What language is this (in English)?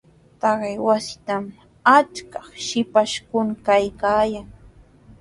Sihuas Ancash Quechua